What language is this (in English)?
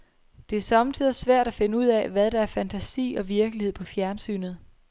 Danish